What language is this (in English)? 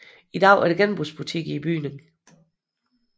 Danish